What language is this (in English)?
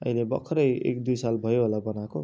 Nepali